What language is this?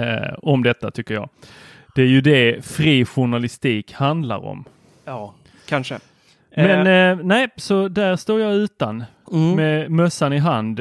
Swedish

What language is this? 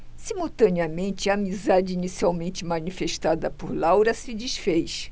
Portuguese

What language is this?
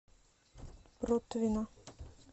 Russian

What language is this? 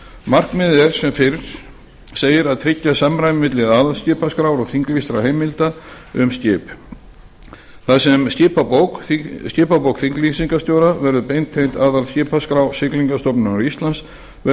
Icelandic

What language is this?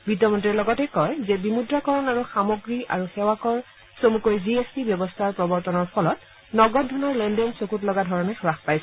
Assamese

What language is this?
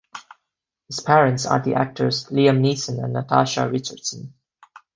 English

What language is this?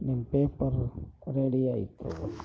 Kannada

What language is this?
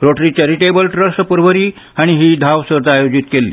Konkani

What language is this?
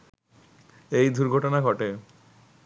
Bangla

